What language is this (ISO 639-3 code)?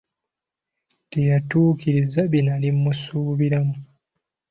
lug